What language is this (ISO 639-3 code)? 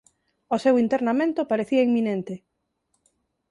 glg